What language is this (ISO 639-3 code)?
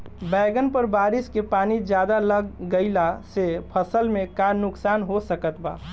bho